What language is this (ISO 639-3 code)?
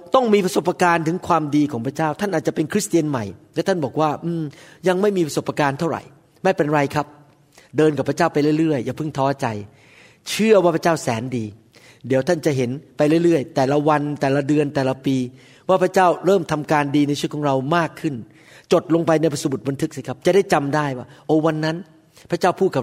tha